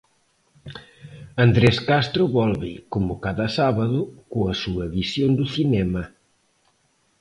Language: Galician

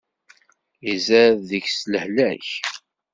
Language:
Kabyle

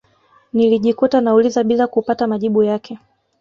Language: Swahili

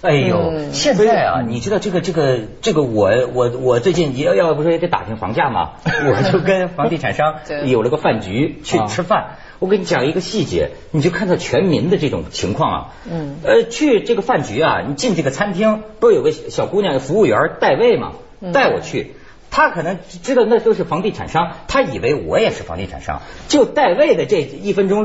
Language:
Chinese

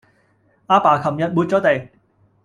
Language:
Cantonese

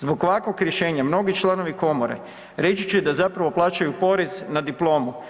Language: Croatian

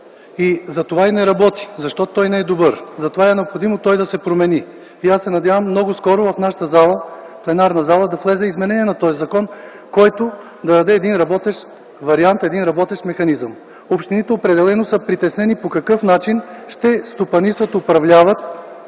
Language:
Bulgarian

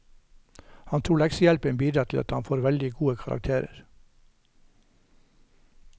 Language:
Norwegian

